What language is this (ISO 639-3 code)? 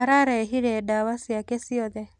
kik